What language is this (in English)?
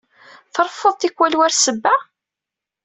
Kabyle